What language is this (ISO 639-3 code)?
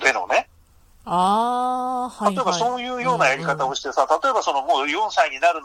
jpn